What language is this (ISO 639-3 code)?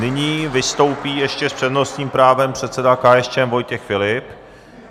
ces